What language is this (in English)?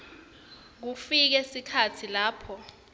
Swati